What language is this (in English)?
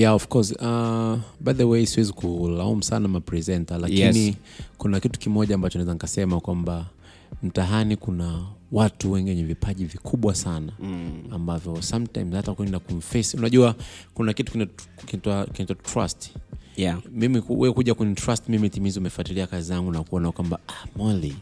Swahili